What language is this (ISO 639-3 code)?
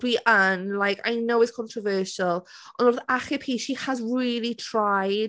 cym